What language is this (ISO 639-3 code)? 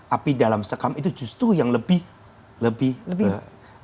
ind